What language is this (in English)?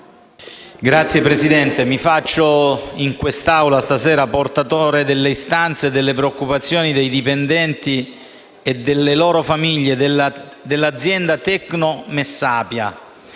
Italian